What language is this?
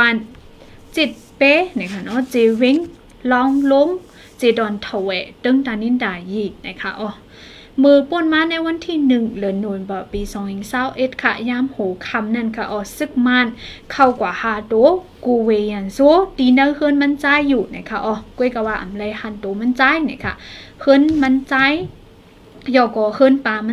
Thai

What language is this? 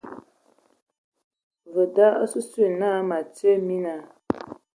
Ewondo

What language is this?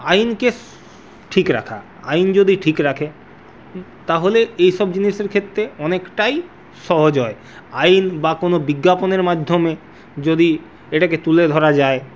Bangla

